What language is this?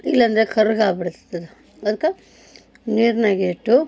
Kannada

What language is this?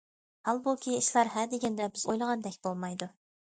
Uyghur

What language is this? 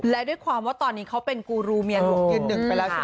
Thai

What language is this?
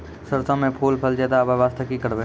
Maithili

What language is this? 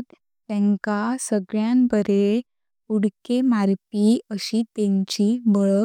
Konkani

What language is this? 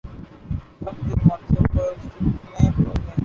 Urdu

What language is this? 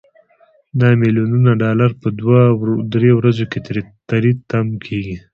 Pashto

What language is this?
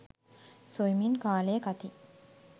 Sinhala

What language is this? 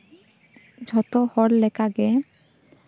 Santali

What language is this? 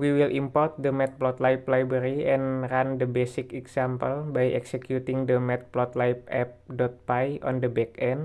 Indonesian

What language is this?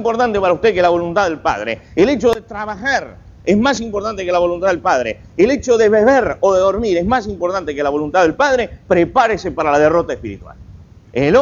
Spanish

